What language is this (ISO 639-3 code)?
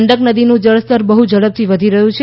guj